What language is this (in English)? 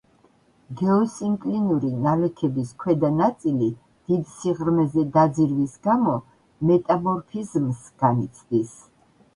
Georgian